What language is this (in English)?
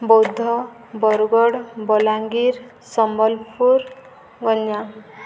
Odia